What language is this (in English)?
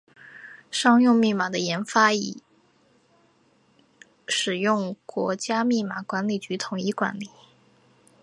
Chinese